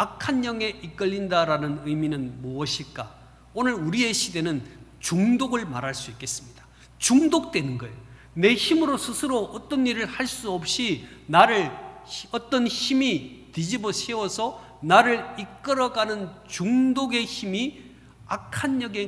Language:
Korean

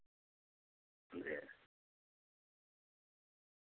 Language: Urdu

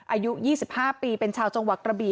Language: Thai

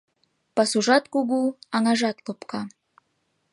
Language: Mari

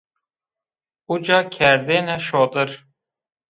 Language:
Zaza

